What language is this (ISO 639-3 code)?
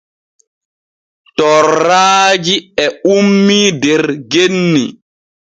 fue